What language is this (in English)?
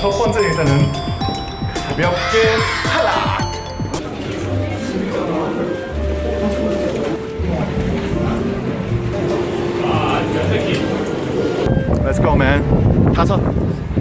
Korean